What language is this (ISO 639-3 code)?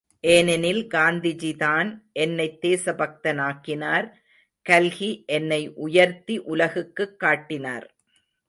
tam